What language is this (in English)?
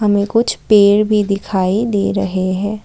Hindi